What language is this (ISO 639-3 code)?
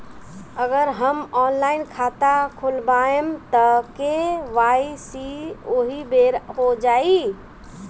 bho